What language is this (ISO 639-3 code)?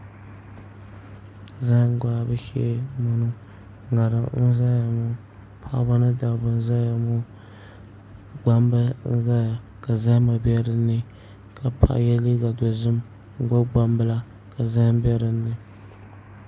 dag